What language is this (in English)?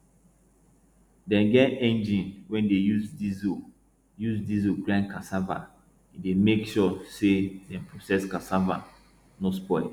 Nigerian Pidgin